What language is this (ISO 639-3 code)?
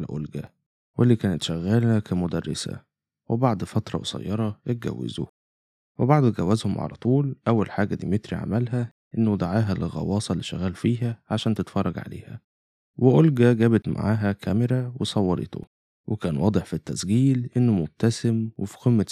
ara